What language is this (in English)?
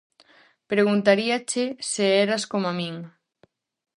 Galician